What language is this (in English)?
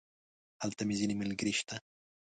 Pashto